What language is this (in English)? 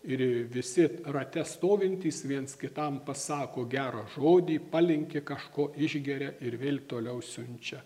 Lithuanian